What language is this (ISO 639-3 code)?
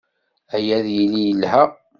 kab